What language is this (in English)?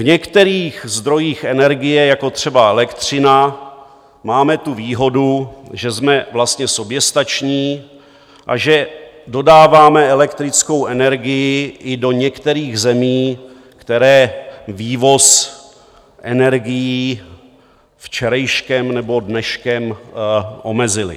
Czech